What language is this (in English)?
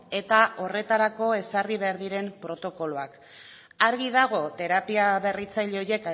Basque